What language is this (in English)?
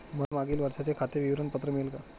Marathi